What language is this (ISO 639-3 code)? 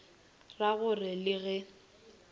nso